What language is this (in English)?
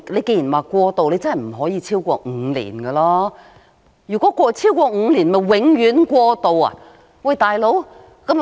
Cantonese